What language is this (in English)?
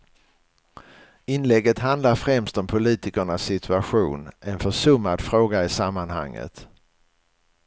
Swedish